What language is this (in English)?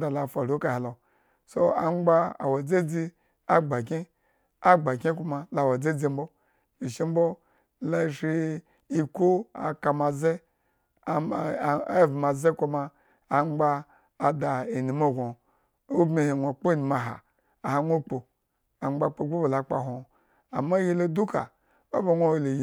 Eggon